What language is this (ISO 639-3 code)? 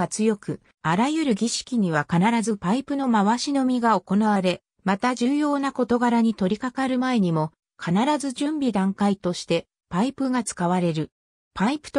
jpn